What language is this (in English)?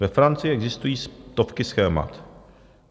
Czech